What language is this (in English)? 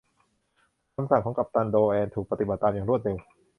Thai